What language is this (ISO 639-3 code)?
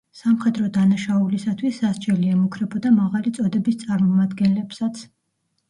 kat